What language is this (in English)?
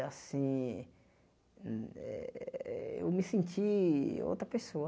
Portuguese